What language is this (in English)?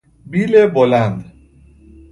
Persian